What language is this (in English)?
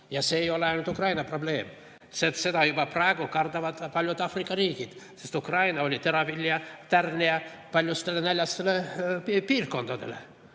Estonian